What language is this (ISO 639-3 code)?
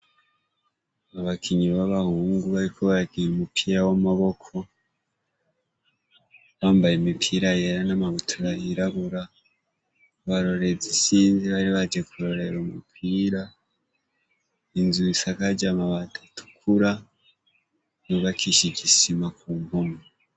run